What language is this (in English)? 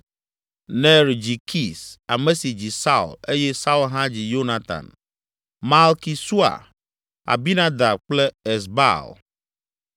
Ewe